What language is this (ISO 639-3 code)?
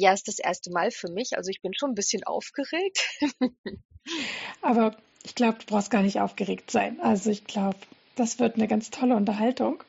deu